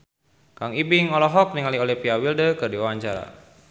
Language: Sundanese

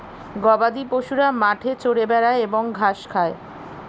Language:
Bangla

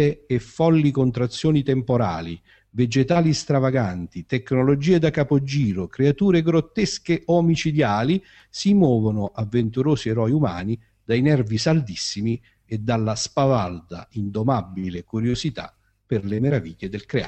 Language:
Italian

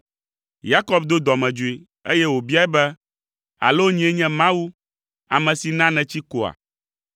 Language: Ewe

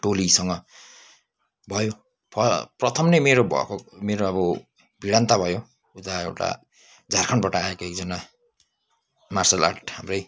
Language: Nepali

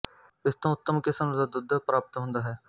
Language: Punjabi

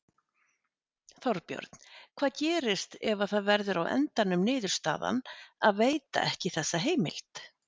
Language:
Icelandic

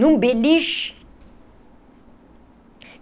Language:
Portuguese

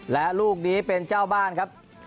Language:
Thai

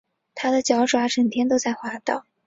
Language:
Chinese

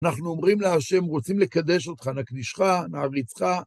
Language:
Hebrew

